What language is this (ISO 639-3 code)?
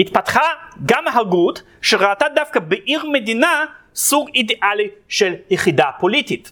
heb